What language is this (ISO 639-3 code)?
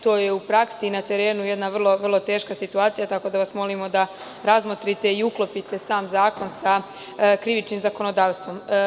srp